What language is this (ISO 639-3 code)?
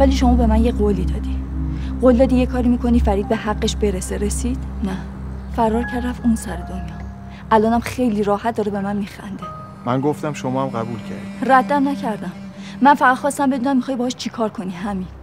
fas